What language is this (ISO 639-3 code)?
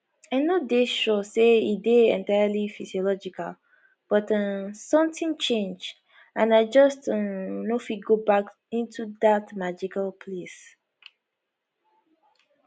pcm